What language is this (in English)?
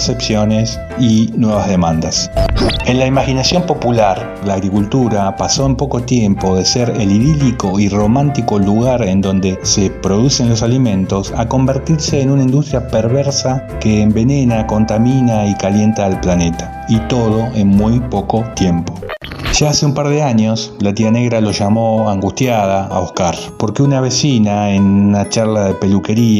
Spanish